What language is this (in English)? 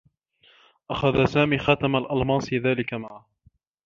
Arabic